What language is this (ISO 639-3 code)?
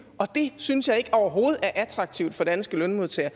dan